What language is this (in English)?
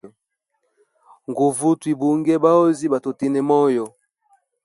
Hemba